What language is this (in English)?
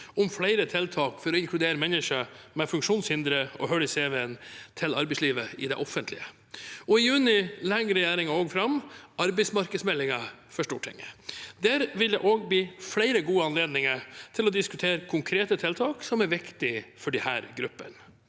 Norwegian